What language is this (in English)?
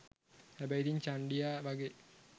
Sinhala